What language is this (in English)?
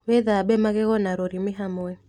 Kikuyu